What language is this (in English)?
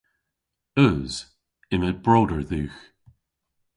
Cornish